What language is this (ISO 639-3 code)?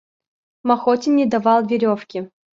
rus